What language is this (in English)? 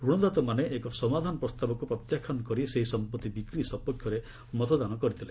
Odia